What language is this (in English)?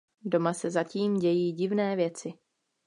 Czech